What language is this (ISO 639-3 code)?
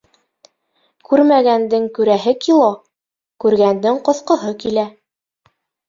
bak